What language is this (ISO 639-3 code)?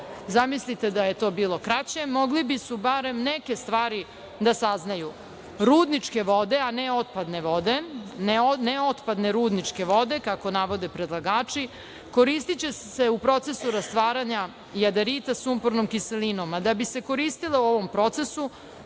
srp